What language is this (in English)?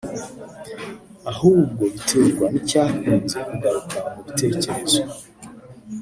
Kinyarwanda